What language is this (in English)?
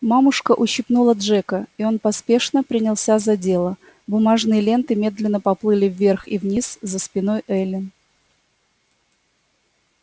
Russian